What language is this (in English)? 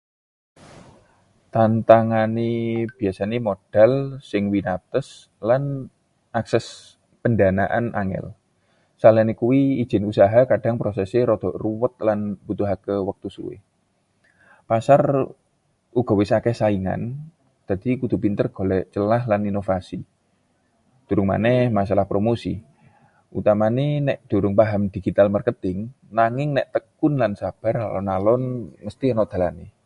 Javanese